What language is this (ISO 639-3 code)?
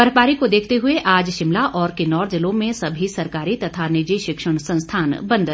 hin